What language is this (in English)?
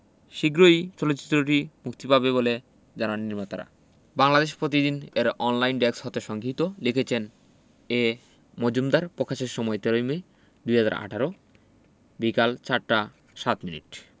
Bangla